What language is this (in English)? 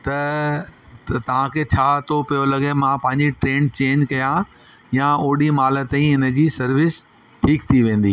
Sindhi